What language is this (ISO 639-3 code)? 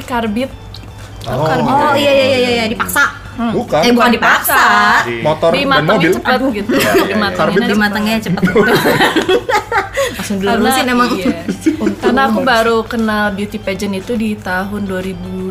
ind